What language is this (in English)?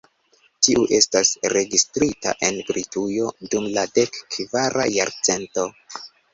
Esperanto